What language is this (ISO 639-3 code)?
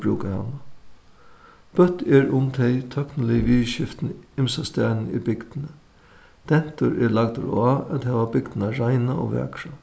fao